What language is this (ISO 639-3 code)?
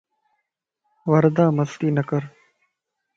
lss